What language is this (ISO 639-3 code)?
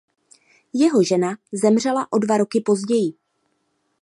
ces